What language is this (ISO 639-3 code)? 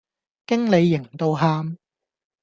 yue